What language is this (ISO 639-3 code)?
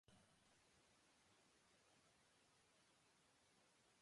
urd